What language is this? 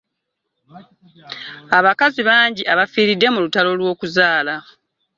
Ganda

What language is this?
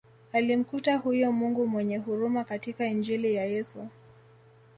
Swahili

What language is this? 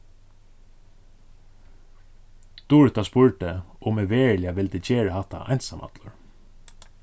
Faroese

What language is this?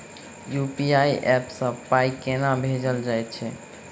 Maithili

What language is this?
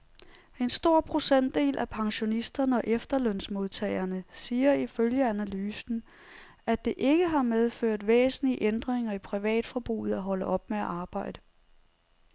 Danish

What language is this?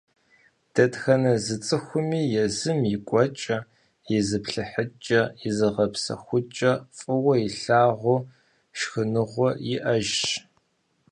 Kabardian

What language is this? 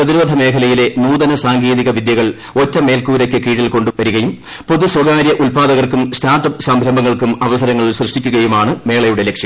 Malayalam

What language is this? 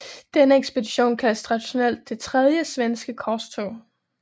Danish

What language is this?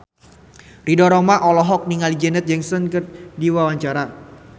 Sundanese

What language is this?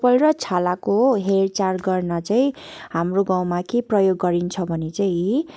Nepali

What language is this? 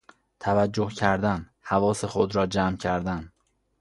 Persian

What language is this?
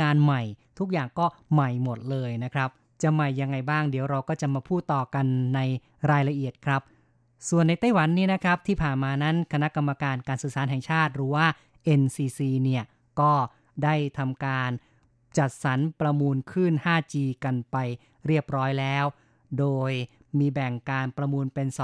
Thai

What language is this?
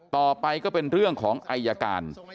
Thai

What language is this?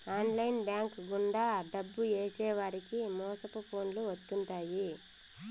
Telugu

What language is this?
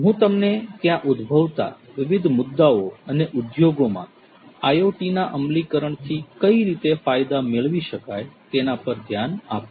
Gujarati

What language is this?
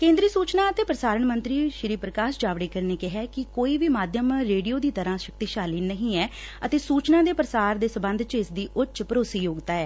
Punjabi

